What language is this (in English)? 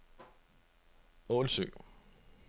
Danish